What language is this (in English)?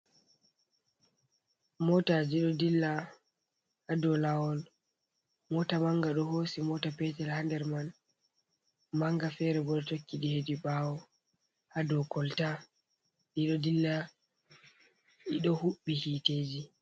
Fula